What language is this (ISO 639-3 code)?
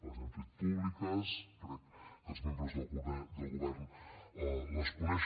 cat